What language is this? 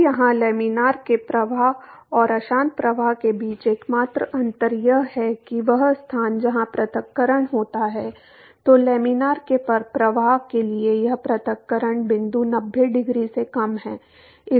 Hindi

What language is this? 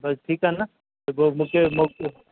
Sindhi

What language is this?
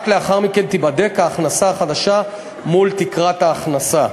Hebrew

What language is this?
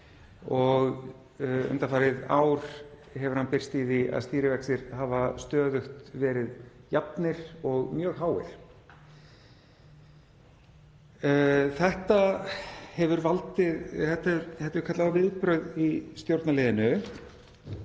Icelandic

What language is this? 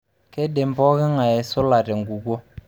Masai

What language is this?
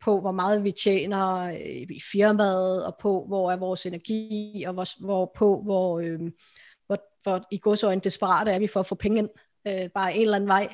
Danish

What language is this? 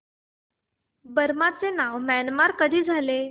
Marathi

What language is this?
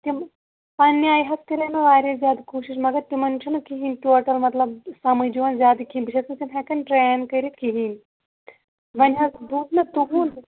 Kashmiri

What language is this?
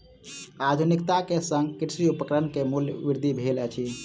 Maithili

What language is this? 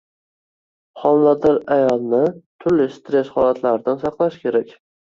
Uzbek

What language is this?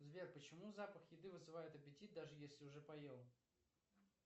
Russian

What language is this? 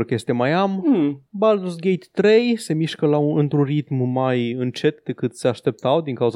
Romanian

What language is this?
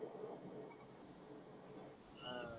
Marathi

